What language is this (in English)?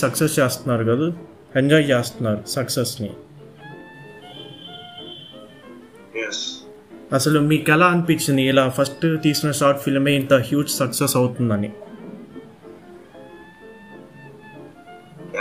Telugu